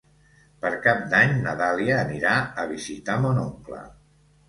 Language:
Catalan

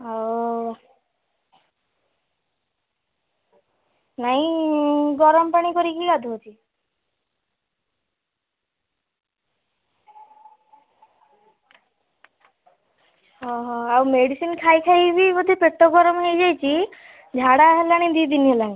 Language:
Odia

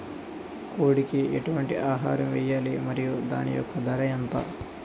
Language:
Telugu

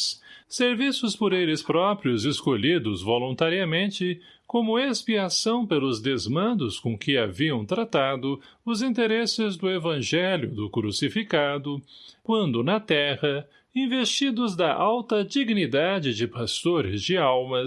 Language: Portuguese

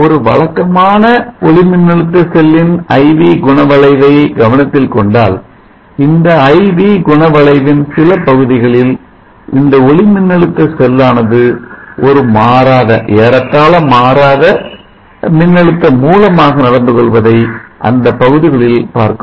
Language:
Tamil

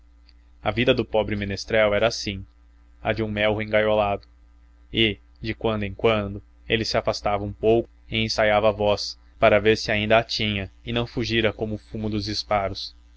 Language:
Portuguese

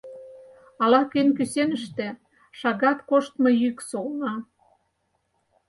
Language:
Mari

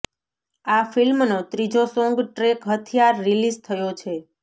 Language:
Gujarati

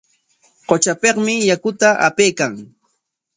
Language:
Corongo Ancash Quechua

